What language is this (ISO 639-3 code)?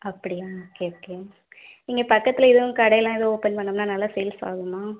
tam